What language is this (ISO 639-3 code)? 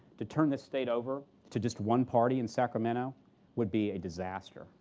eng